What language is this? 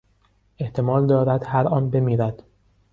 Persian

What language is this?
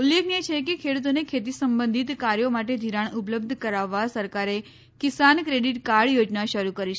Gujarati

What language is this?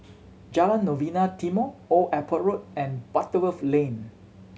English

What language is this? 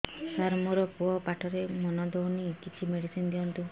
Odia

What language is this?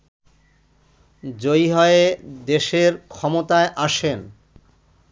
Bangla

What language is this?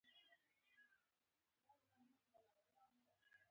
Pashto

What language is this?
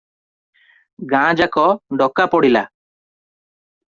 Odia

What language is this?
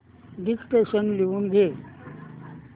Marathi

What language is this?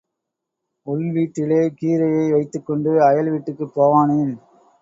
Tamil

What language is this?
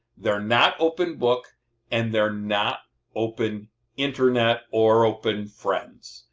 English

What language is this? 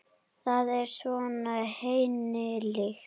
Icelandic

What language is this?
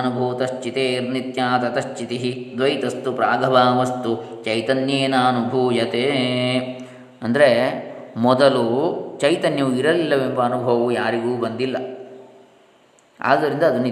Kannada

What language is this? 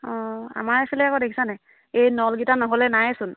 Assamese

